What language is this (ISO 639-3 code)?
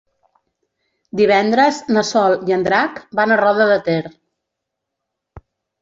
cat